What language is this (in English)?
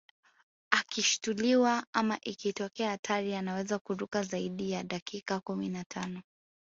Swahili